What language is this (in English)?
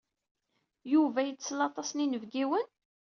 Kabyle